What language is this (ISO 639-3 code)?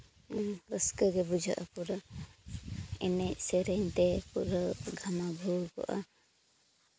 sat